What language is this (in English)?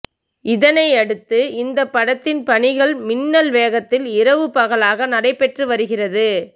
Tamil